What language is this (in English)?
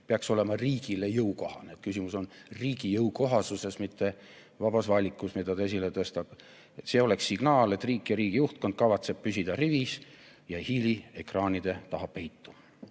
Estonian